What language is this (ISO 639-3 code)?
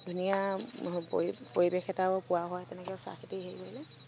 asm